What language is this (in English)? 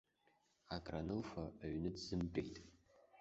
Abkhazian